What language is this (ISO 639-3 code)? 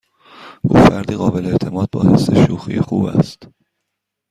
fas